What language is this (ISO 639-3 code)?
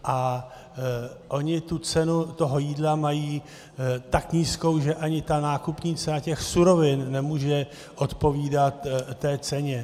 ces